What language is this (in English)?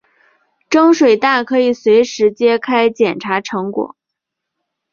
Chinese